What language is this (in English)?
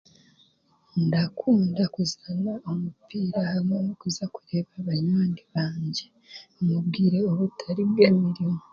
Chiga